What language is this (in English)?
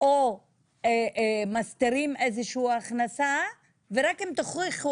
Hebrew